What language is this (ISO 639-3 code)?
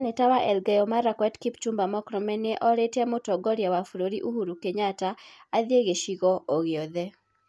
kik